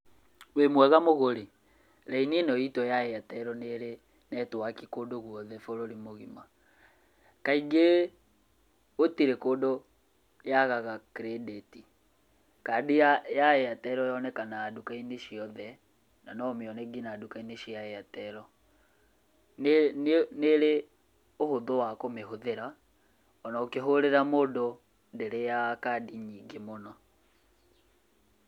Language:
Kikuyu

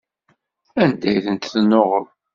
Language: Kabyle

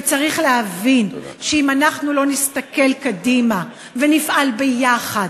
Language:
Hebrew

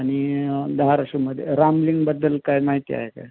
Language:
Marathi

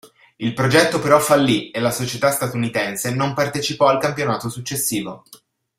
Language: Italian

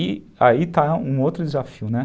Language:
Portuguese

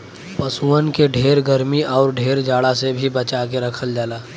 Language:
Bhojpuri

